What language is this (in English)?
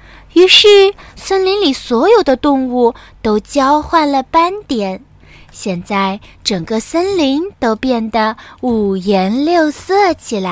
Chinese